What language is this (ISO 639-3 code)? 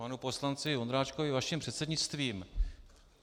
ces